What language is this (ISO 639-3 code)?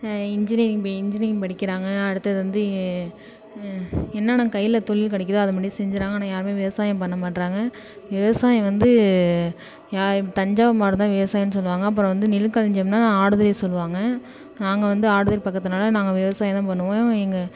tam